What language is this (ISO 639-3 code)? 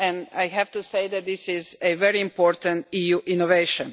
eng